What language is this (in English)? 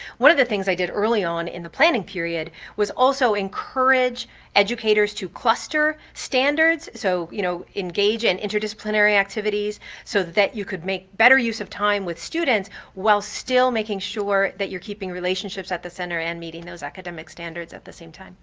English